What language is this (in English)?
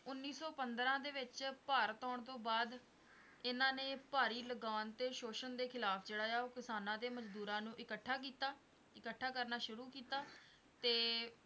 Punjabi